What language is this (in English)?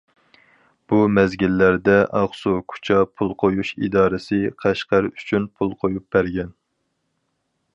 Uyghur